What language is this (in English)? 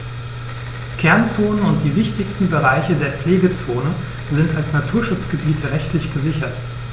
German